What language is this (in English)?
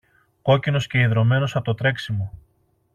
Greek